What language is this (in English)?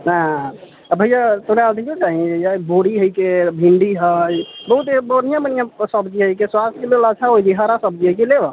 Maithili